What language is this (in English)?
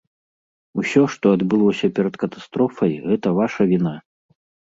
Belarusian